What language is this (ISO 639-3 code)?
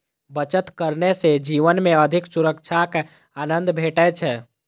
mai